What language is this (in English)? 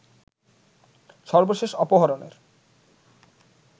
Bangla